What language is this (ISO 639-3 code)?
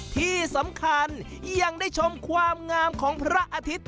tha